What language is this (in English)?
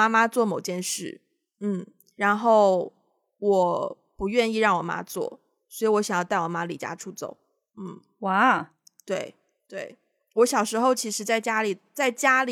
Chinese